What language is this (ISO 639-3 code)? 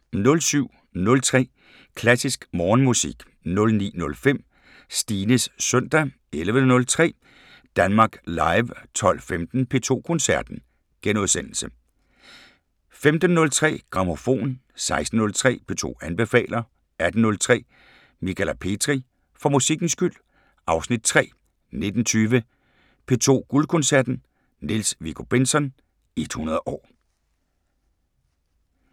dan